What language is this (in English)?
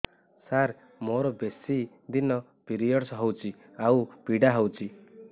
Odia